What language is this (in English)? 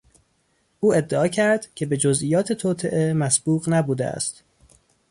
Persian